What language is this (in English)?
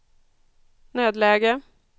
Swedish